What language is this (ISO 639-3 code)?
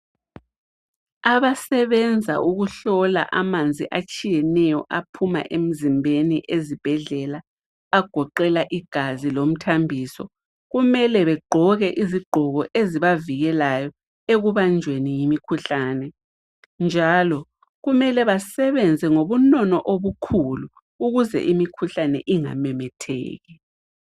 nde